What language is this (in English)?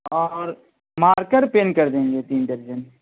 Urdu